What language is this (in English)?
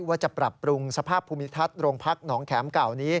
Thai